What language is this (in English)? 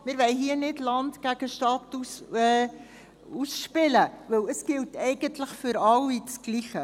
Swiss German